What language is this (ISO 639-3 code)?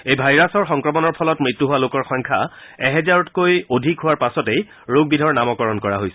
asm